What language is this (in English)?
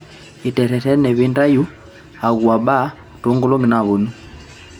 Masai